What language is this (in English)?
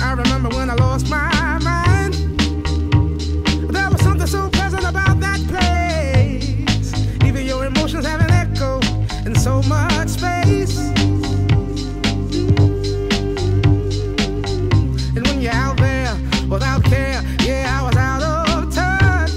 English